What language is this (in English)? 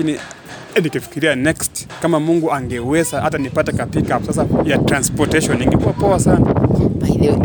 Swahili